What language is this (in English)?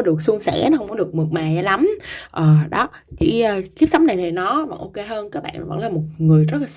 Vietnamese